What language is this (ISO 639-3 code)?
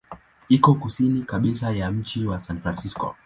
swa